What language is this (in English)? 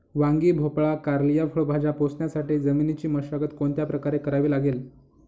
Marathi